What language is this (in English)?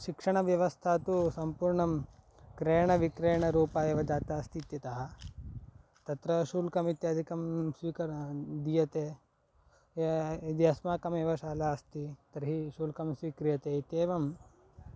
Sanskrit